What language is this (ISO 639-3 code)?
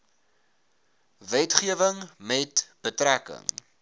afr